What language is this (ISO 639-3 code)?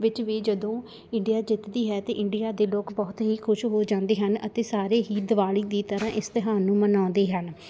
pan